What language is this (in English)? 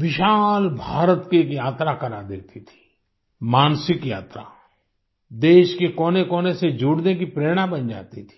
Hindi